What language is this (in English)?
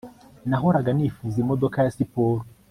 Kinyarwanda